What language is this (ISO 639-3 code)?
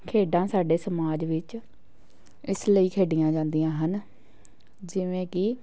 pan